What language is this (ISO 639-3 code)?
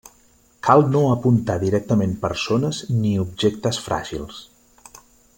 cat